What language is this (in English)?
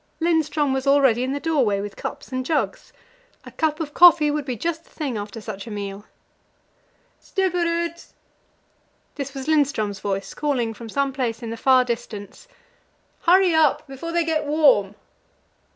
English